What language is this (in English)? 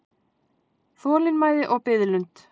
Icelandic